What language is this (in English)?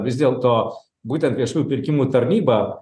Lithuanian